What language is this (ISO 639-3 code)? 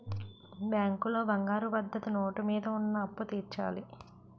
tel